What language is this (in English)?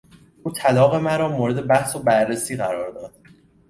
Persian